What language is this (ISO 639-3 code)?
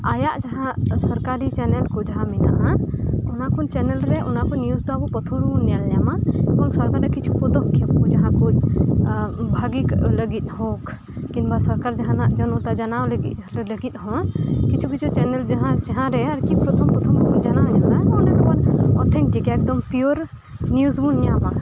sat